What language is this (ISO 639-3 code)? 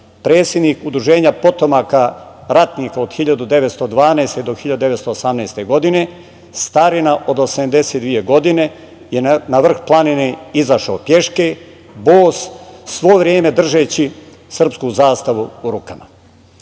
srp